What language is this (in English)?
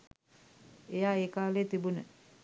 Sinhala